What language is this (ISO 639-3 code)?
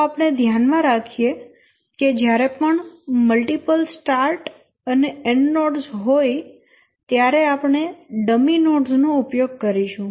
guj